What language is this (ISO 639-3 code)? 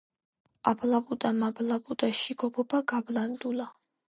kat